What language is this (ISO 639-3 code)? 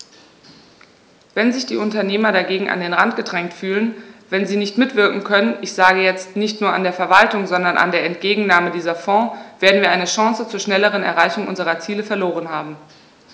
deu